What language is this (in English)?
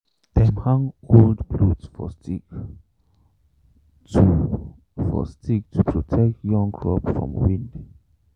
Nigerian Pidgin